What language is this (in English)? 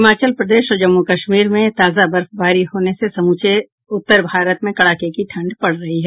Hindi